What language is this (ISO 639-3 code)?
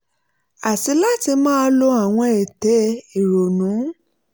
yor